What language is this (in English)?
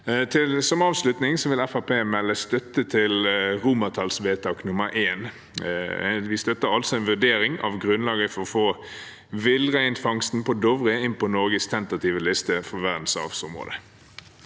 Norwegian